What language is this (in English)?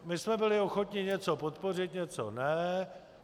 Czech